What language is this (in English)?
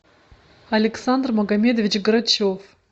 Russian